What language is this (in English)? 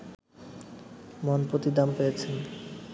Bangla